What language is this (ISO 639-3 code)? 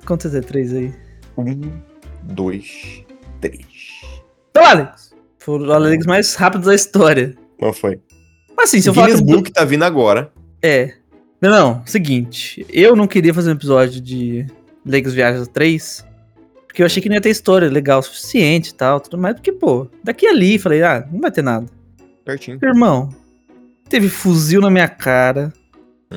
por